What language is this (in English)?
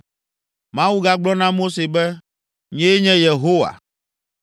Ewe